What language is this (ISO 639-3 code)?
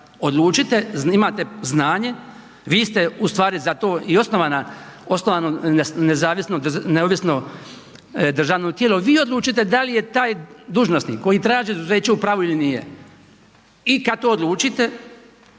hrv